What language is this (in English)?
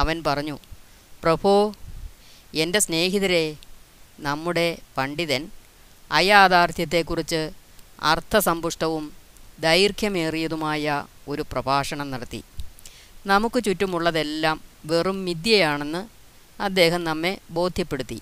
Malayalam